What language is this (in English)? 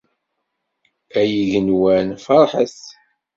Kabyle